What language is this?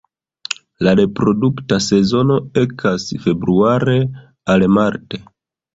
Esperanto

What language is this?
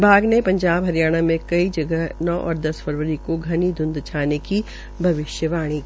Hindi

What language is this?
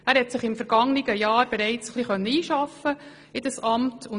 Swiss German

